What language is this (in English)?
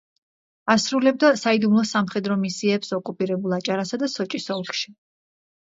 Georgian